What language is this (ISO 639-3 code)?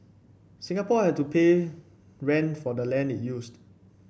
eng